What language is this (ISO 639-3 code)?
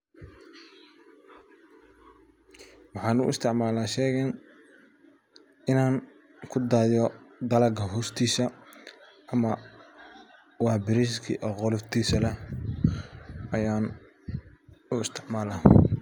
som